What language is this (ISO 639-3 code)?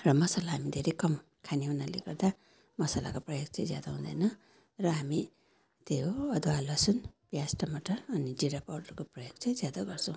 nep